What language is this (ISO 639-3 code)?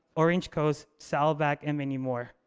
eng